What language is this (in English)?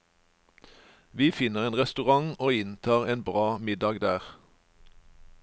Norwegian